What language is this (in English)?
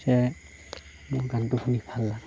Assamese